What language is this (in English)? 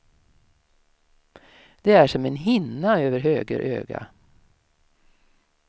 Swedish